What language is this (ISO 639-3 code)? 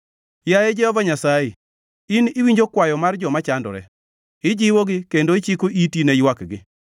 luo